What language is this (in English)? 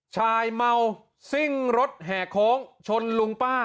Thai